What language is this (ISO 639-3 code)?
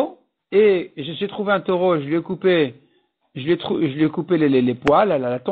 fra